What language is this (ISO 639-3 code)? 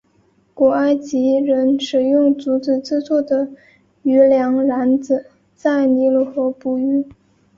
zho